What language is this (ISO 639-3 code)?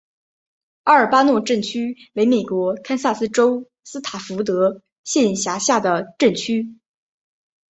zho